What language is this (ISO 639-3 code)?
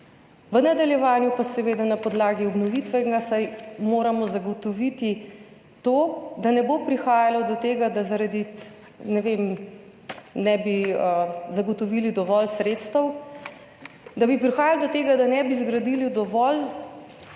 slv